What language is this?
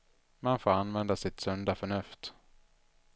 Swedish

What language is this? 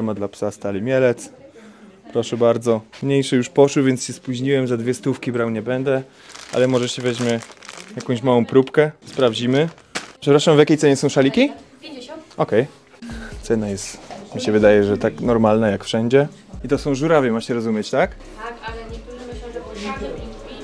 Polish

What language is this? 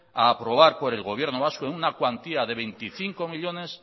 Spanish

